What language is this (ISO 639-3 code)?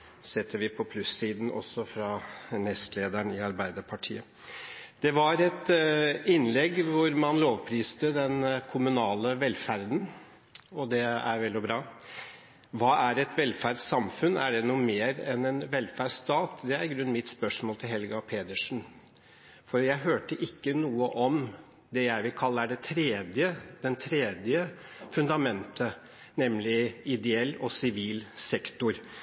nob